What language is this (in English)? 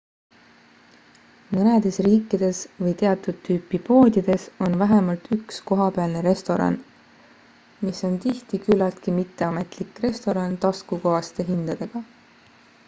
Estonian